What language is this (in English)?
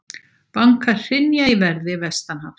Icelandic